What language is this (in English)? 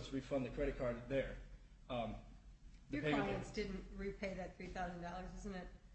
English